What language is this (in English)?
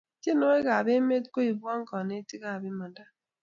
Kalenjin